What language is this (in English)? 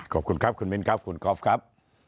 Thai